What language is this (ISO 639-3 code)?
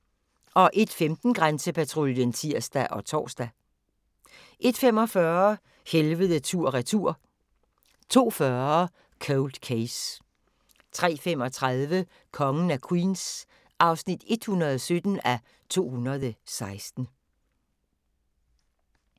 dan